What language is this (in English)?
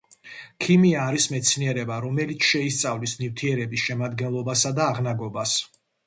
Georgian